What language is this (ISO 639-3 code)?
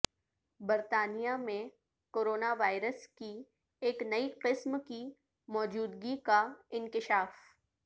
urd